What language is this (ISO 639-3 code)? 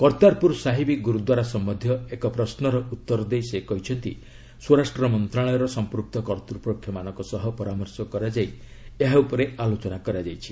ori